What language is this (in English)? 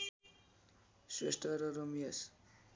Nepali